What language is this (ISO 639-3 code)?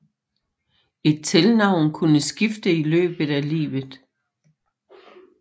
dan